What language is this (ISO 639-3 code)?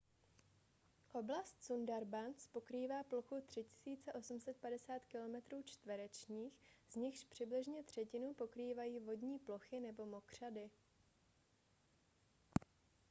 ces